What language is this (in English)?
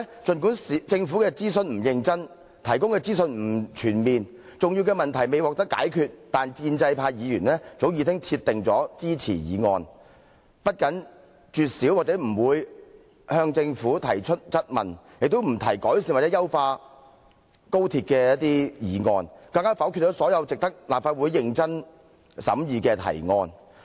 Cantonese